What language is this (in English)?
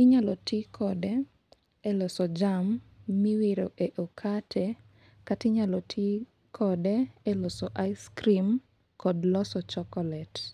Luo (Kenya and Tanzania)